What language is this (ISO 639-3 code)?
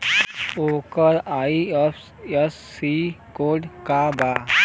bho